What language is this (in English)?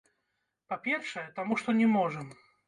Belarusian